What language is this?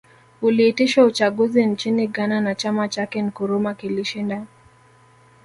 Swahili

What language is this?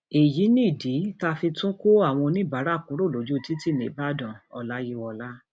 Yoruba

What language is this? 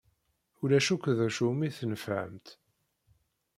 Kabyle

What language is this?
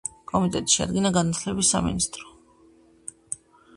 Georgian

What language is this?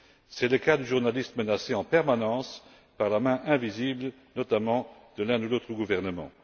French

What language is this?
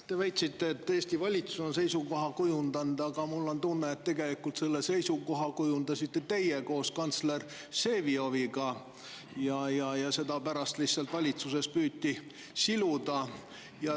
Estonian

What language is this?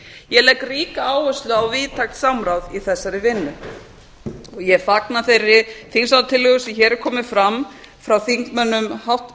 Icelandic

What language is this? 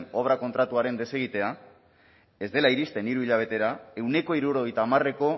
Basque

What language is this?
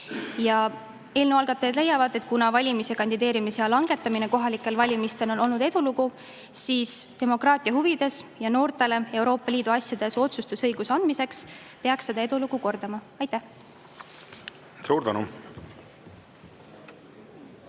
Estonian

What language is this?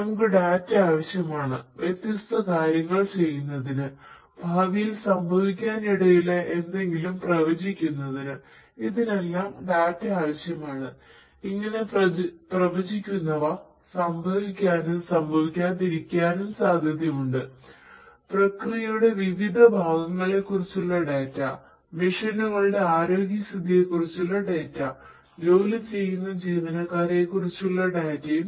Malayalam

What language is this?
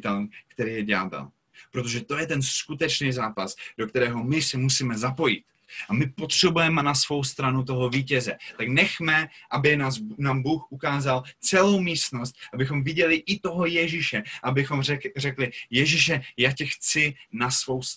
Czech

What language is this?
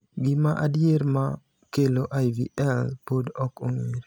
Luo (Kenya and Tanzania)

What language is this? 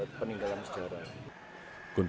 Indonesian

